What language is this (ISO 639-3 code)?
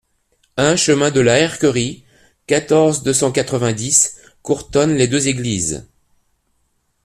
fra